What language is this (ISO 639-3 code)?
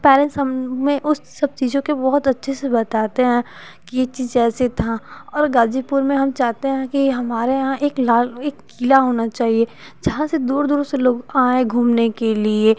hin